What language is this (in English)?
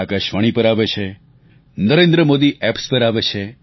Gujarati